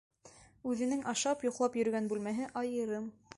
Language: Bashkir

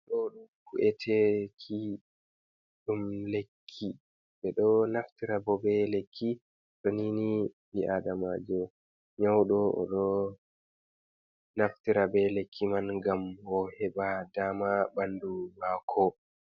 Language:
Fula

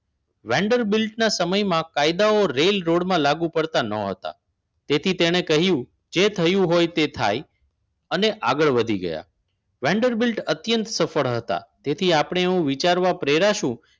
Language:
Gujarati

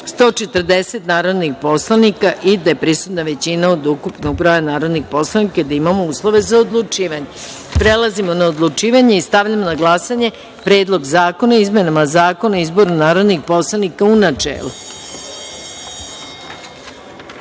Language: Serbian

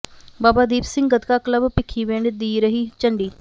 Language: Punjabi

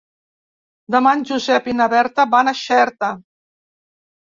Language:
Catalan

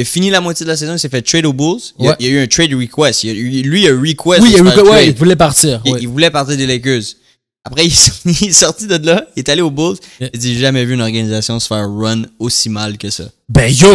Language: French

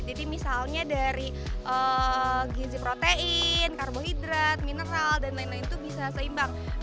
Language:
Indonesian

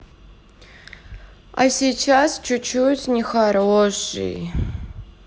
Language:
Russian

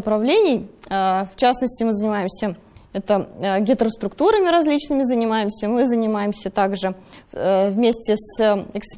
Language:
Russian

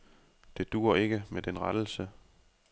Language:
Danish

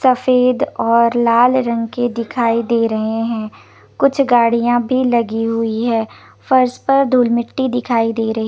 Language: Hindi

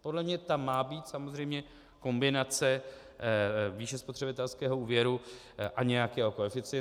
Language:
Czech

